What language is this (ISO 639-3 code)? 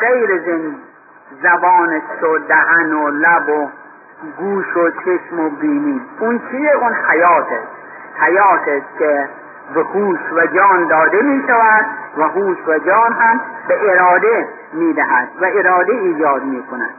fas